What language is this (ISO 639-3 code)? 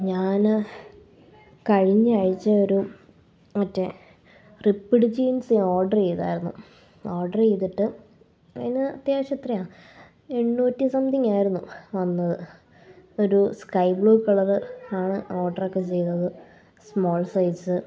mal